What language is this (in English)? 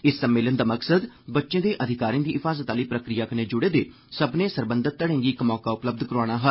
Dogri